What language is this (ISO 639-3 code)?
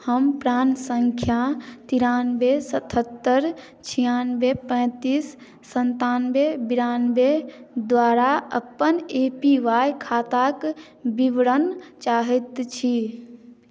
mai